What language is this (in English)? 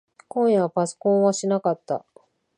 Japanese